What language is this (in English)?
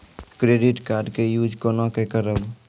Maithili